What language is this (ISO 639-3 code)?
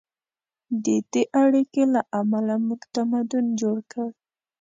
pus